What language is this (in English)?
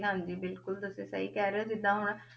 Punjabi